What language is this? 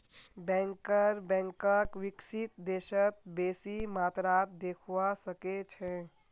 Magahi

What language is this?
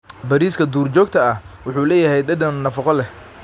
Somali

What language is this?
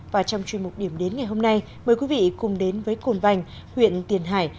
Vietnamese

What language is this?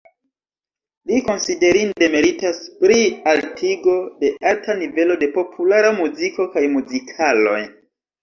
Esperanto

